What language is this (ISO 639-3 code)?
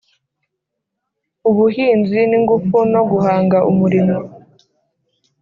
kin